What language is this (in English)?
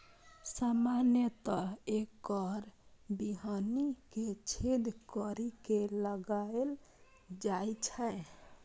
Maithili